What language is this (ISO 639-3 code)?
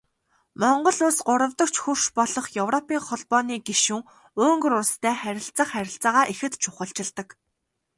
mon